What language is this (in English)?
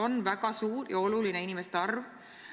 Estonian